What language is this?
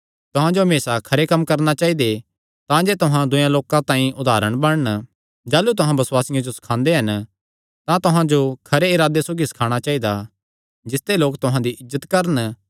Kangri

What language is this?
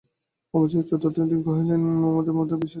Bangla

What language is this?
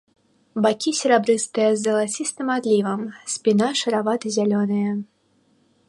Belarusian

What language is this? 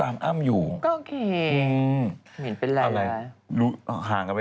Thai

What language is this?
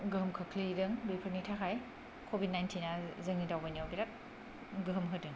Bodo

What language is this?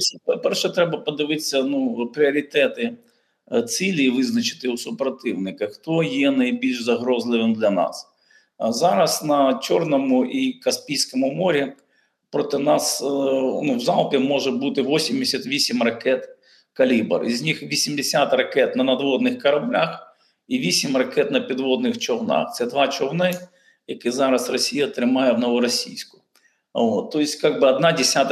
Ukrainian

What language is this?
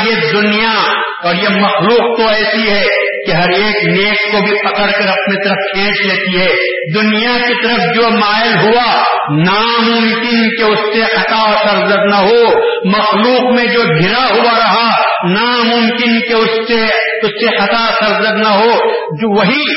Urdu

